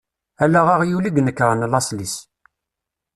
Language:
Kabyle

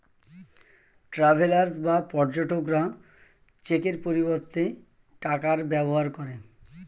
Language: Bangla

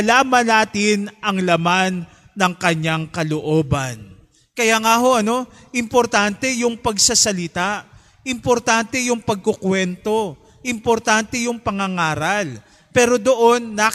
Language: Filipino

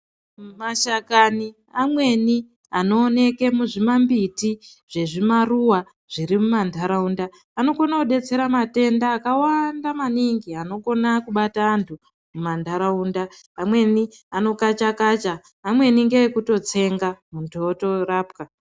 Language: Ndau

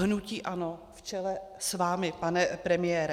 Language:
Czech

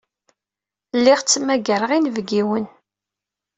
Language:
Kabyle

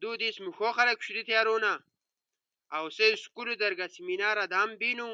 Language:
Ushojo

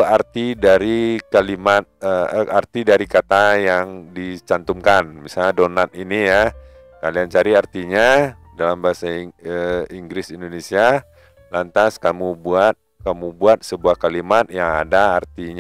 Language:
Indonesian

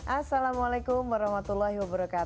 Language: Indonesian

